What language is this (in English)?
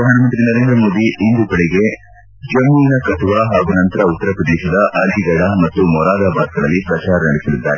Kannada